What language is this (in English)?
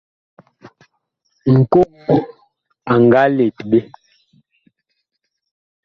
Bakoko